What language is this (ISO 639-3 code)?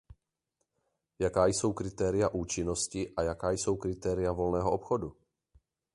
ces